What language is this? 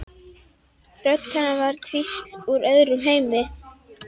Icelandic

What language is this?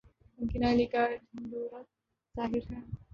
Urdu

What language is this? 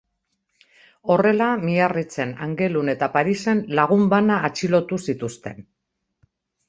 Basque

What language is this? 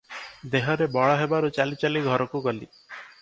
Odia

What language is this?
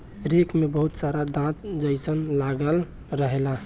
Bhojpuri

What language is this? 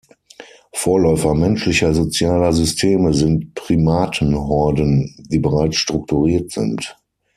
German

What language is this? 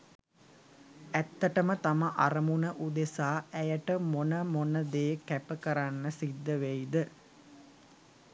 Sinhala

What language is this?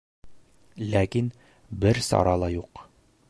Bashkir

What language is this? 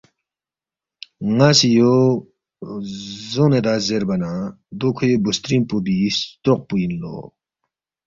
Balti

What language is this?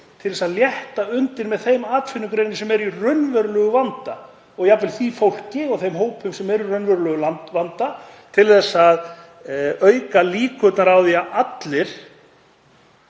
Icelandic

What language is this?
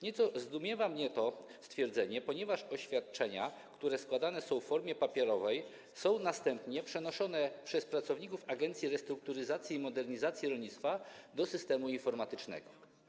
Polish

